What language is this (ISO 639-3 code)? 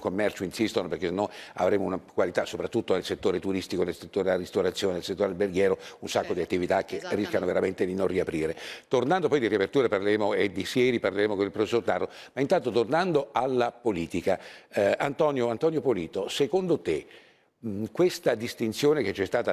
ita